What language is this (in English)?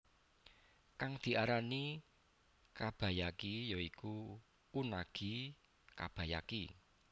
Javanese